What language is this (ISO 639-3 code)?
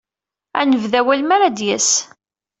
kab